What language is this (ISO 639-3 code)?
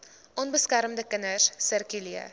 afr